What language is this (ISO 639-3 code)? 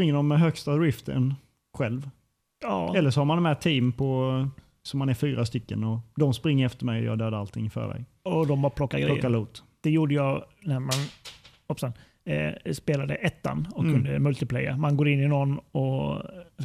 swe